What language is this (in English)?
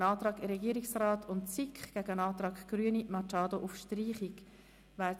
Swiss German